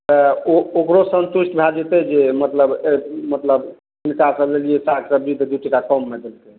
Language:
Maithili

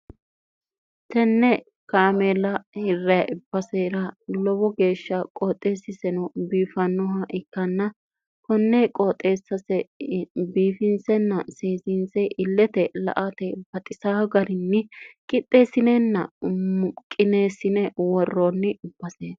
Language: Sidamo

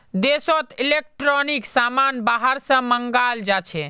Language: Magahi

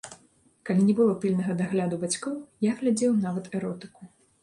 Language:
Belarusian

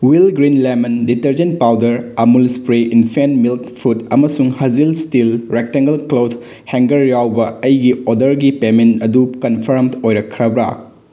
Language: Manipuri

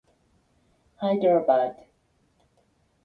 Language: English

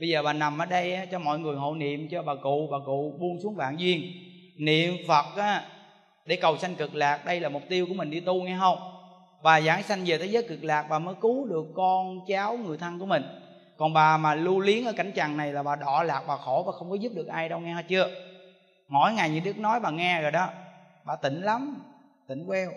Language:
Vietnamese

